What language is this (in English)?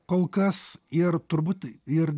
Lithuanian